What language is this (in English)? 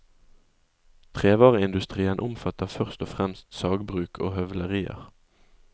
Norwegian